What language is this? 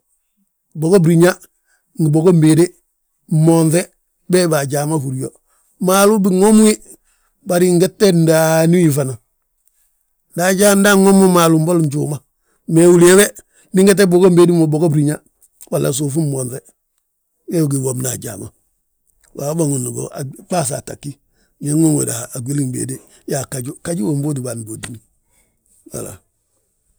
Balanta-Ganja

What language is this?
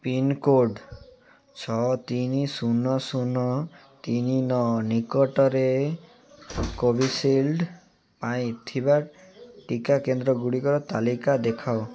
Odia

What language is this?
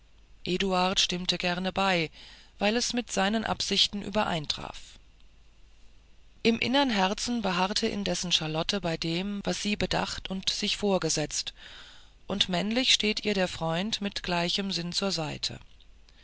German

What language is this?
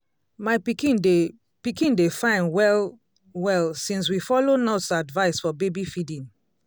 Nigerian Pidgin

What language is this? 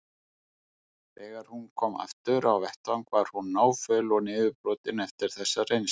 Icelandic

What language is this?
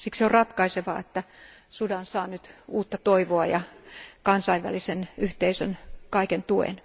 Finnish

